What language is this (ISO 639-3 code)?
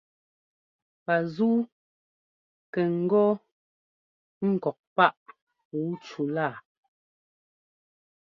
jgo